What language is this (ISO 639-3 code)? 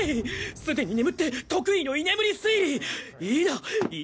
jpn